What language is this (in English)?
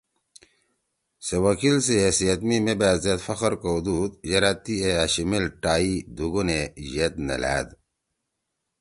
Torwali